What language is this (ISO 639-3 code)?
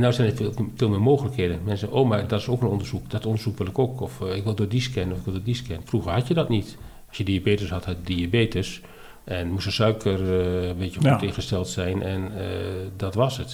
nld